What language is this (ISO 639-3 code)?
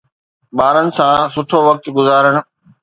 snd